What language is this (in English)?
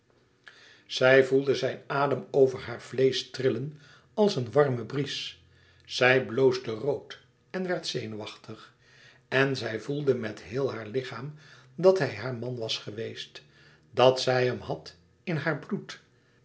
Dutch